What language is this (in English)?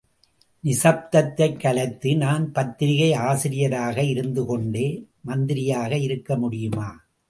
Tamil